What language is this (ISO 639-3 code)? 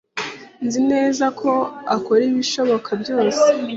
kin